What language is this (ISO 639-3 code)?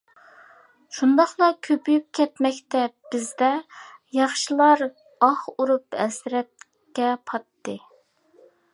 uig